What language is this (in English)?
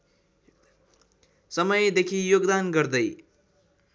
Nepali